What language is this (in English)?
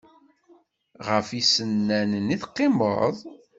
Kabyle